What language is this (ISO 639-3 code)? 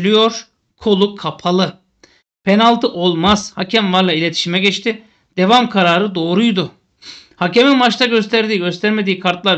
tur